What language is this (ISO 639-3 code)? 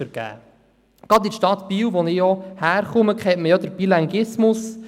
gsw